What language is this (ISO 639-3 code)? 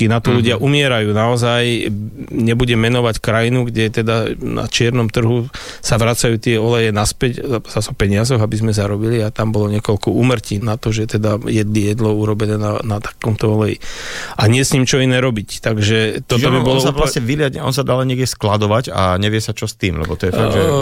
slk